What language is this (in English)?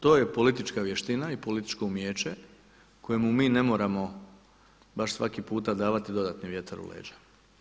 Croatian